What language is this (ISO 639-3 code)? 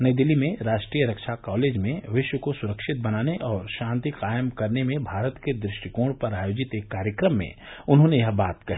hin